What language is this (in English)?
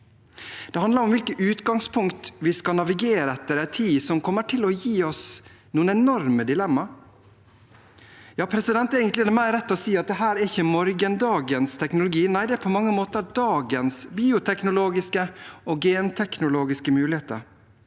Norwegian